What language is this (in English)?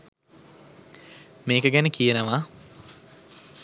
Sinhala